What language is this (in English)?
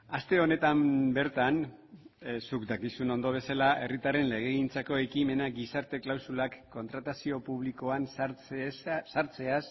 Basque